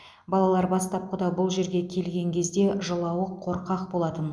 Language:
Kazakh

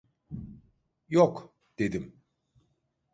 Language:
Turkish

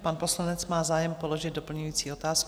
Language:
Czech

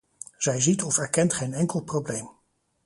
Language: Dutch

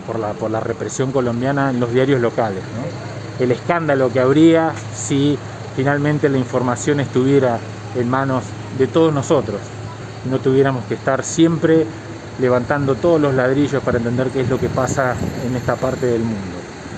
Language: Spanish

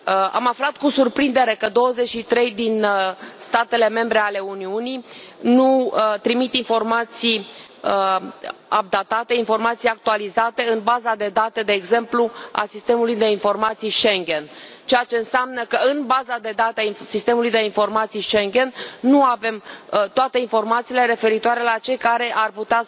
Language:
Romanian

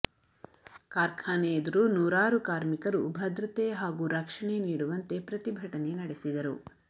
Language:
Kannada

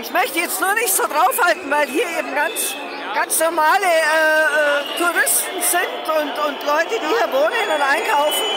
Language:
German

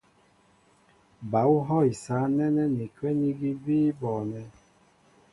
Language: Mbo (Cameroon)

